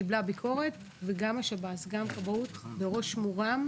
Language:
Hebrew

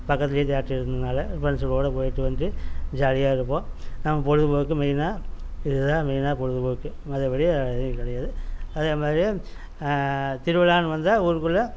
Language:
Tamil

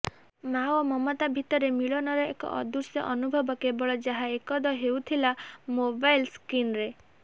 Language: Odia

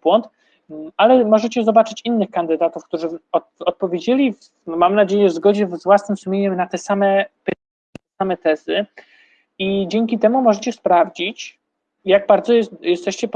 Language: Polish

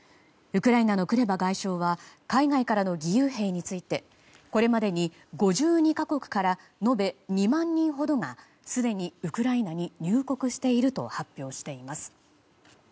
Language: Japanese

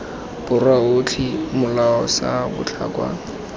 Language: Tswana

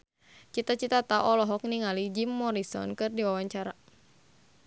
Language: Sundanese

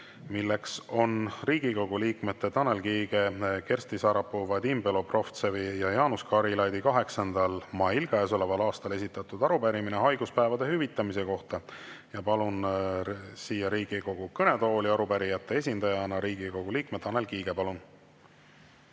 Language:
Estonian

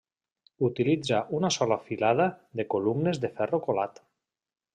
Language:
Catalan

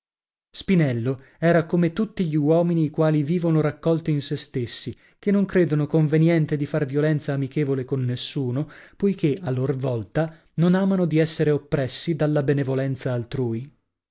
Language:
Italian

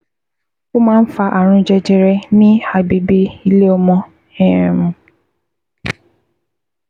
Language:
Yoruba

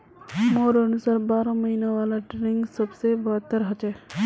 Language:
Magahi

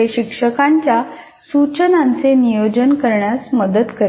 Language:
Marathi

